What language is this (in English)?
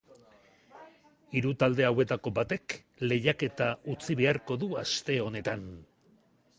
Basque